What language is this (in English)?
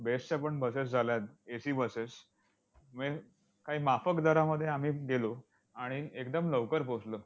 Marathi